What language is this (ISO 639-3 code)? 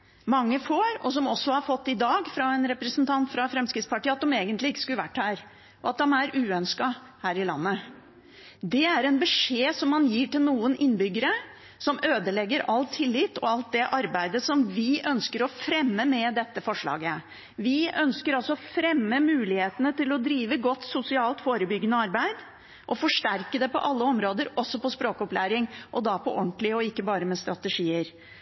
nob